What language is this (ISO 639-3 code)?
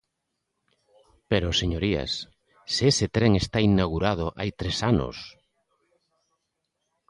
glg